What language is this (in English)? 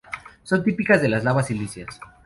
Spanish